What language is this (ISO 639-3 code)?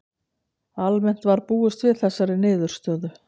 isl